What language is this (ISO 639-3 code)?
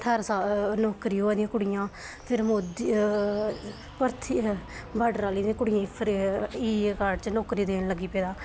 doi